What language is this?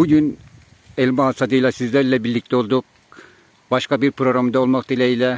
Turkish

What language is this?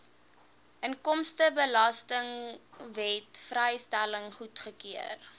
Afrikaans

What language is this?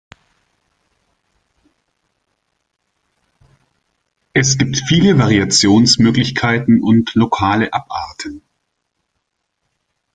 German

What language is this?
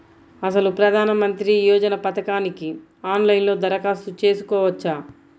Telugu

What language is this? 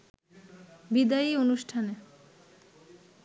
Bangla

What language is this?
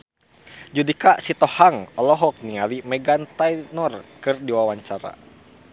Sundanese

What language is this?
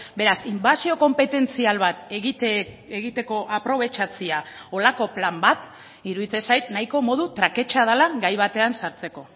Basque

